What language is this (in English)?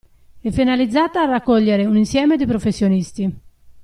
Italian